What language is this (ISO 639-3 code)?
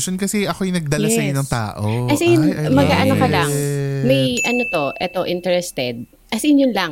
fil